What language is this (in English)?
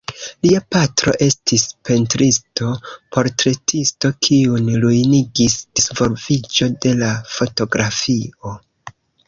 Esperanto